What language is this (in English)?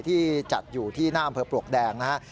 Thai